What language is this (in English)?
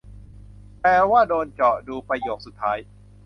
Thai